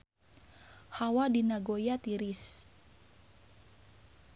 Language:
Sundanese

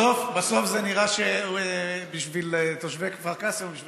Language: Hebrew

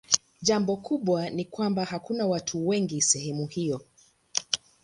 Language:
Swahili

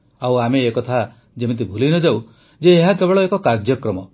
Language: Odia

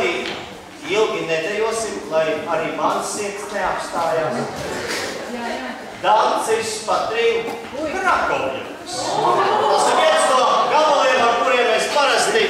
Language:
Ukrainian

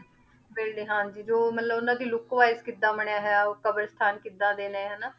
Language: Punjabi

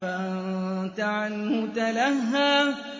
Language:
Arabic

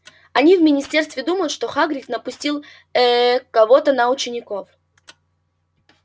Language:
Russian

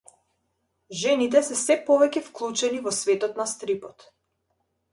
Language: Macedonian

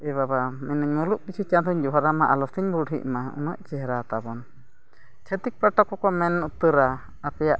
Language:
Santali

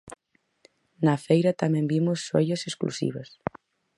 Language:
Galician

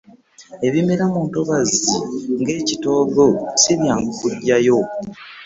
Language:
Ganda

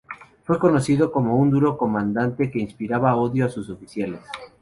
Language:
Spanish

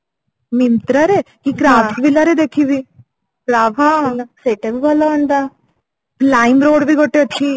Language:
Odia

